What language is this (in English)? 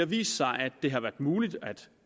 Danish